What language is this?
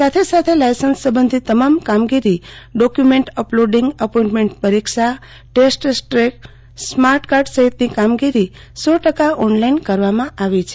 Gujarati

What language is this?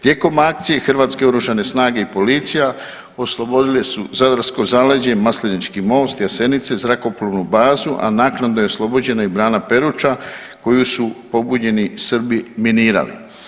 Croatian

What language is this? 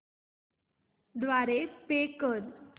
Marathi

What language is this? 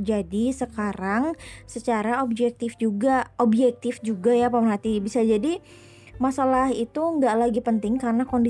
Indonesian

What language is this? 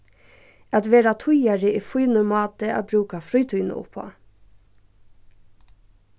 Faroese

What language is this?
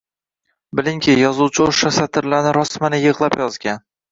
Uzbek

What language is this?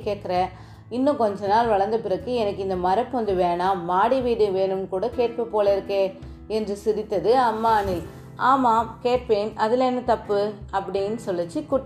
Tamil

